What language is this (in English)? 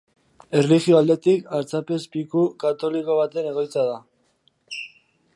Basque